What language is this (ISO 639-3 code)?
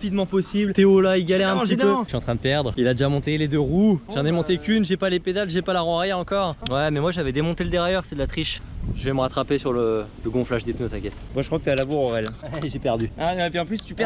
fra